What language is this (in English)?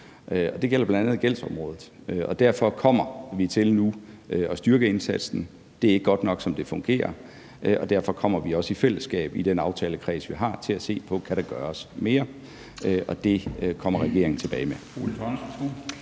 Danish